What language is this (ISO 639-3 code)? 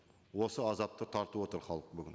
kaz